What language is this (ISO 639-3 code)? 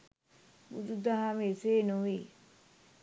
sin